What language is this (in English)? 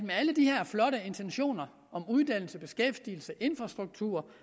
Danish